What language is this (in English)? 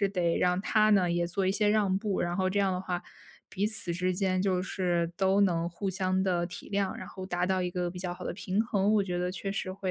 Chinese